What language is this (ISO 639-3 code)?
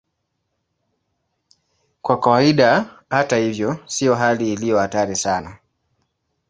swa